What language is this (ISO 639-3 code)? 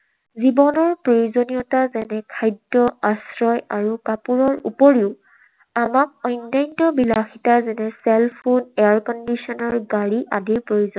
asm